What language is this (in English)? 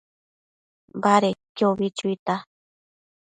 Matsés